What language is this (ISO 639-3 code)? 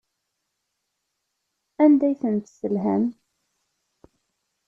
kab